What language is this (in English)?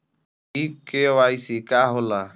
Bhojpuri